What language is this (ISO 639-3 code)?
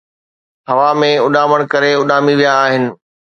snd